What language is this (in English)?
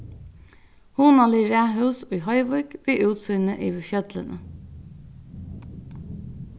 Faroese